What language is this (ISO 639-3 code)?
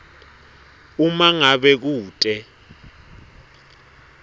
ssw